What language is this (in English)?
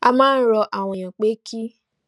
Yoruba